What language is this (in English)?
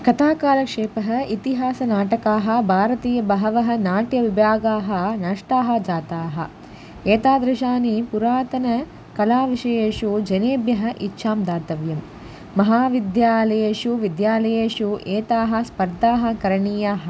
Sanskrit